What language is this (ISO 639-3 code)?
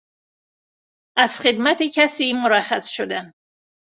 fas